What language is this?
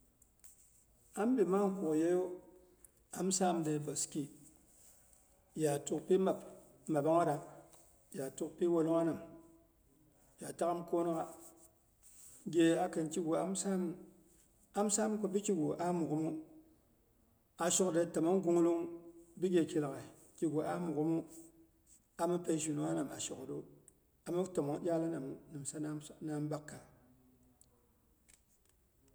Boghom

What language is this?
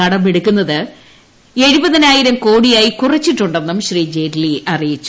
Malayalam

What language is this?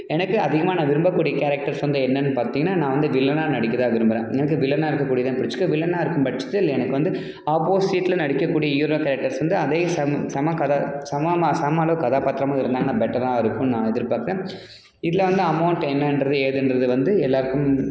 Tamil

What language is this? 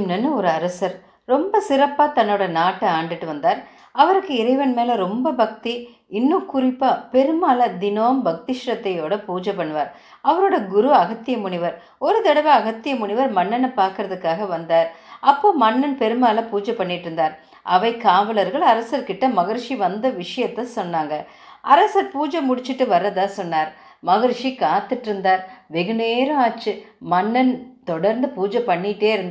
Tamil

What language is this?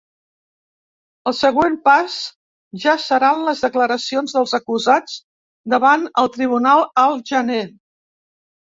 Catalan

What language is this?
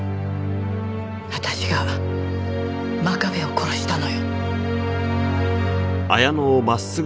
Japanese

